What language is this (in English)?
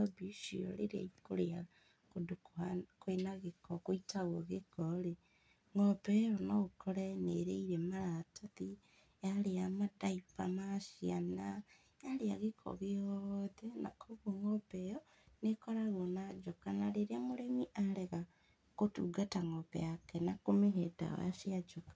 Kikuyu